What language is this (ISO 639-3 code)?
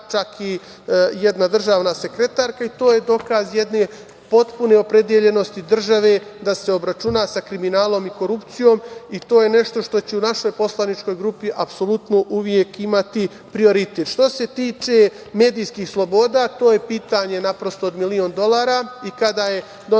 srp